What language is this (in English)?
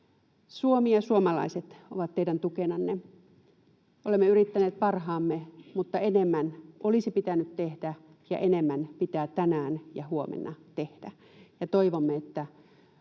Finnish